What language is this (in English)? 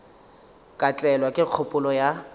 Northern Sotho